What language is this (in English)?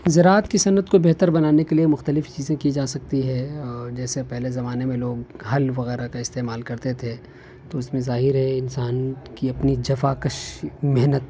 Urdu